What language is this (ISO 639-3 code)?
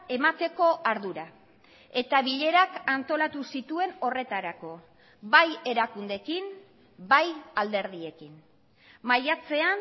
eus